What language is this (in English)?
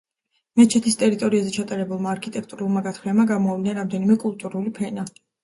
Georgian